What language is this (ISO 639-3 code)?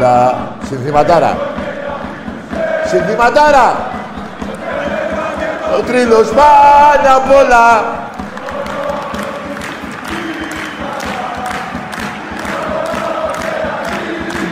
ell